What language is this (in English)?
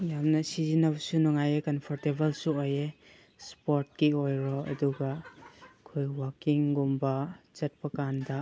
Manipuri